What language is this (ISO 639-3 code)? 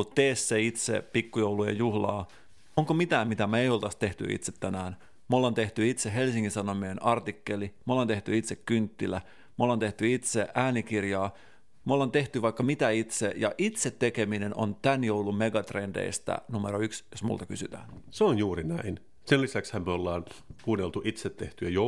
fin